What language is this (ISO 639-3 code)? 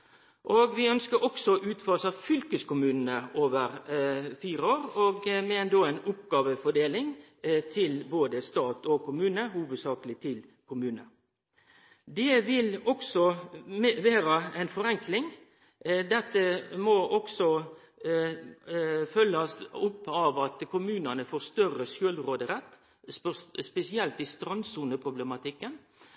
nno